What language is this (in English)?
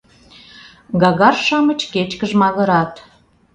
Mari